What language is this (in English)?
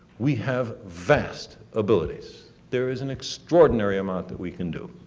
English